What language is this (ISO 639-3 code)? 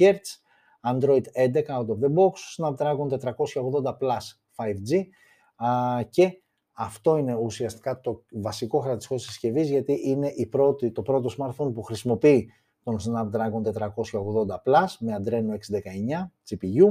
ell